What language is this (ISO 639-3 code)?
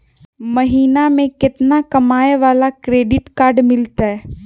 mag